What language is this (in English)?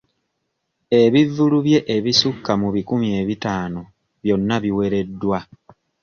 Ganda